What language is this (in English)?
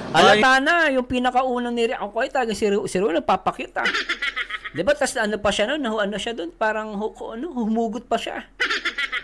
Filipino